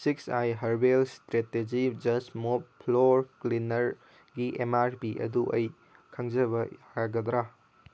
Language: Manipuri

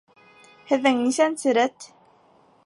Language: Bashkir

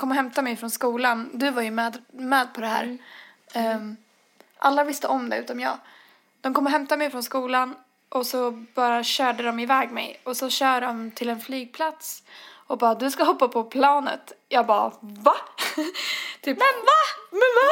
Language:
Swedish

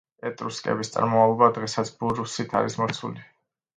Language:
Georgian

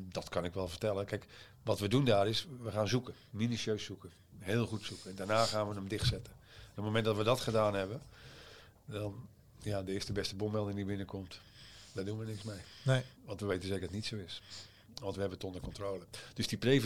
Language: Dutch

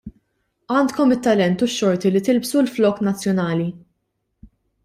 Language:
Maltese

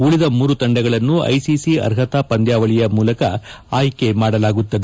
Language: Kannada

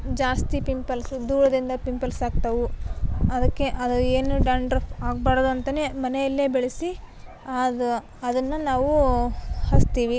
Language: Kannada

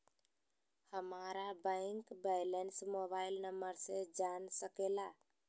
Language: Magahi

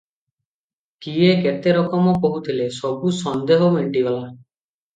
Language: Odia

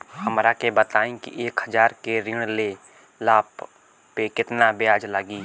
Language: Bhojpuri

